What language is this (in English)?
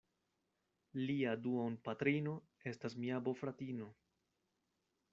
Esperanto